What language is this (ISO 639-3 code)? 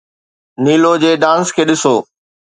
snd